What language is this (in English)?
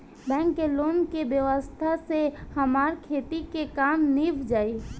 Bhojpuri